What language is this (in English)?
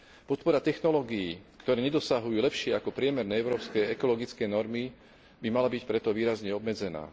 Slovak